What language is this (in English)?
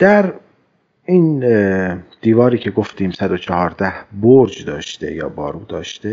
Persian